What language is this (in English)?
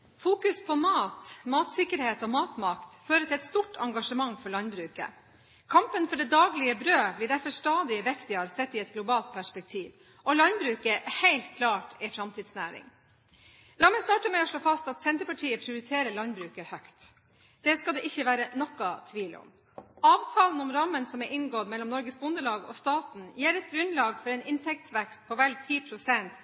Norwegian